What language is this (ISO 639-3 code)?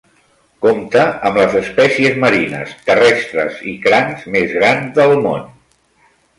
cat